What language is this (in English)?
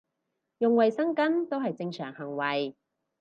Cantonese